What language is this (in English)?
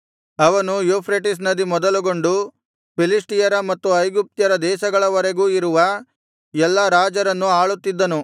Kannada